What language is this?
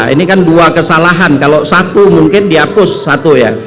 Indonesian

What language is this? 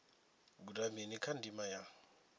Venda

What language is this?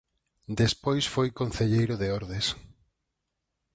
Galician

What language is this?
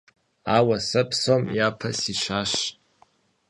Kabardian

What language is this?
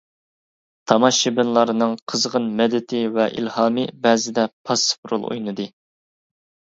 Uyghur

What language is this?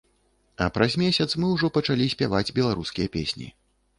Belarusian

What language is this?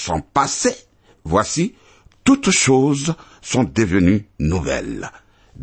French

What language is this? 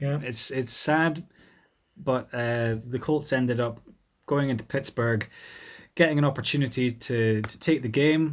English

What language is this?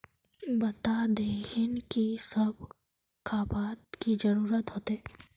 Magahi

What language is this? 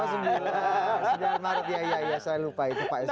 Indonesian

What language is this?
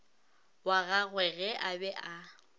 Northern Sotho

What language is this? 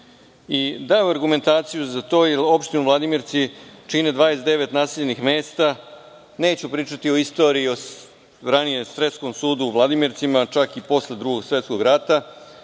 Serbian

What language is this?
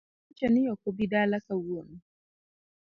Luo (Kenya and Tanzania)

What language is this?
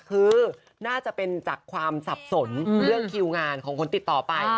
Thai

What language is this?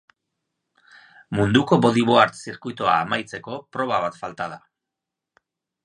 Basque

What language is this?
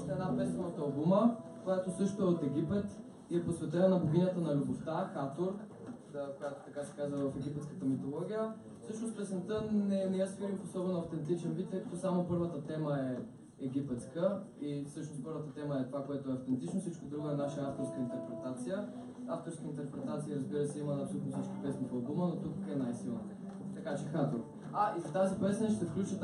Bulgarian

